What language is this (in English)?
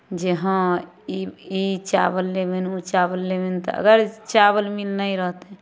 Maithili